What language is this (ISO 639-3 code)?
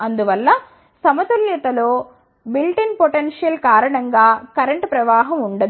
tel